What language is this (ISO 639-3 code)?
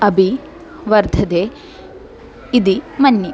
san